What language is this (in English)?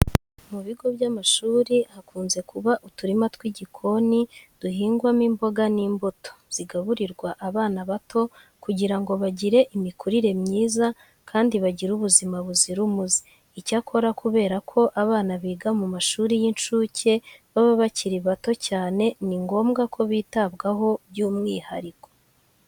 Kinyarwanda